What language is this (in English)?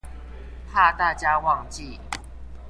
Chinese